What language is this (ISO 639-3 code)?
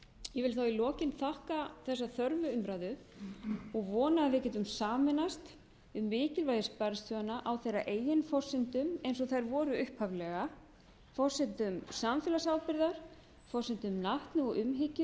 isl